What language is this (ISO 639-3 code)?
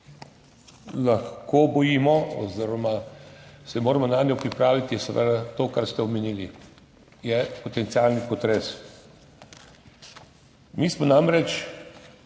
slv